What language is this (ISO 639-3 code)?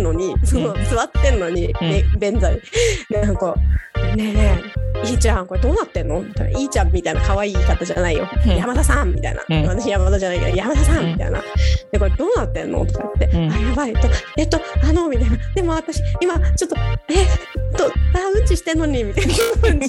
jpn